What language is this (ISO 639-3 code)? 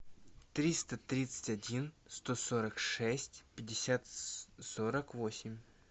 rus